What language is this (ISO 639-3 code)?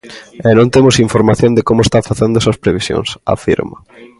glg